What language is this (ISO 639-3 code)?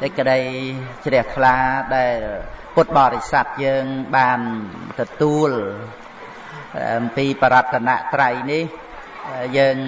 vie